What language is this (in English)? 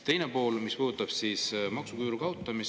Estonian